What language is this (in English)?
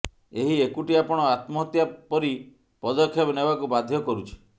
Odia